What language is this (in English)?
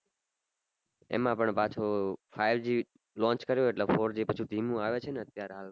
Gujarati